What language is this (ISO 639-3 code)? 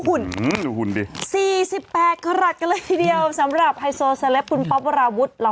tha